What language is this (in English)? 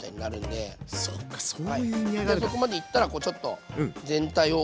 Japanese